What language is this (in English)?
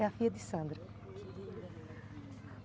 Portuguese